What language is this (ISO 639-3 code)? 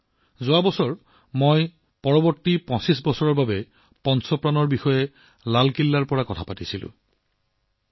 asm